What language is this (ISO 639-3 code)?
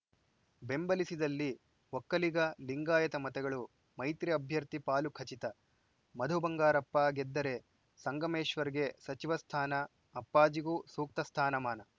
kan